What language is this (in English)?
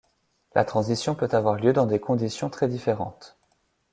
French